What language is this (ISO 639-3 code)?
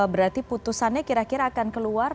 ind